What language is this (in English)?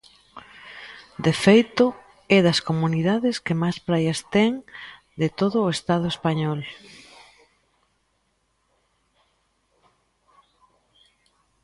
Galician